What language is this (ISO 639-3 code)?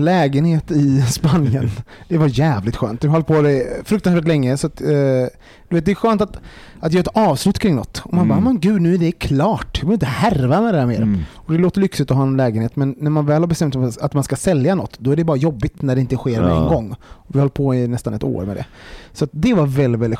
swe